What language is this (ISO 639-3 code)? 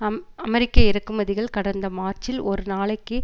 tam